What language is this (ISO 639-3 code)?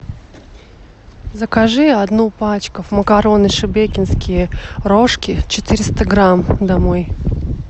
rus